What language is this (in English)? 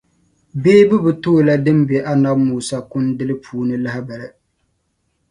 Dagbani